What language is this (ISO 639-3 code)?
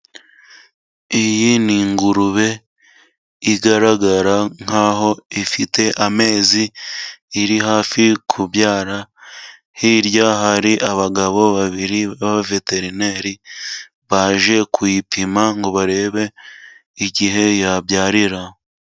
kin